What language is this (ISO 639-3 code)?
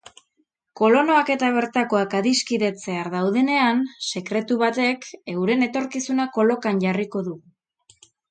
eus